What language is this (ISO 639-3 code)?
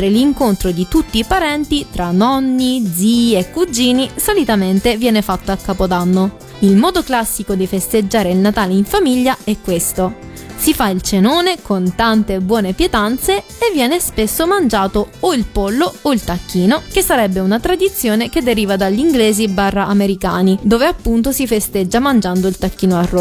ita